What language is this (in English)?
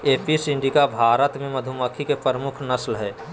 Magahi